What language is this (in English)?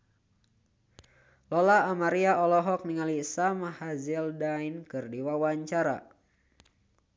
Sundanese